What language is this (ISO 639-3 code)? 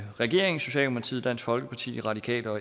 dan